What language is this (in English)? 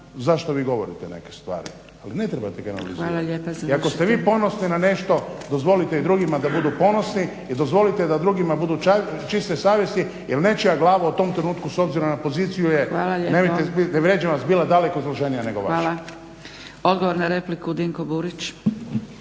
Croatian